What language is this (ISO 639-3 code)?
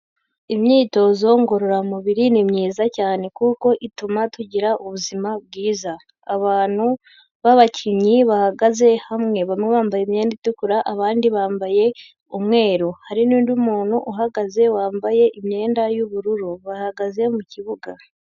kin